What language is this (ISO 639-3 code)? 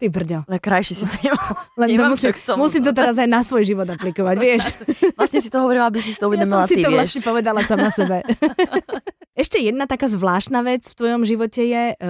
slk